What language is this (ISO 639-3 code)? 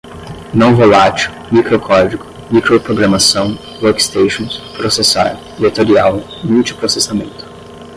por